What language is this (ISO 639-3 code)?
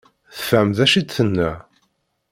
kab